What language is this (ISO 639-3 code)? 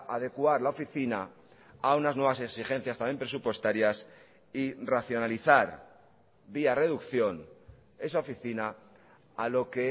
spa